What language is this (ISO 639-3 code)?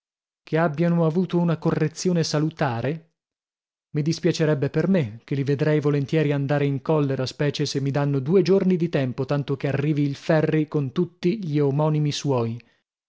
ita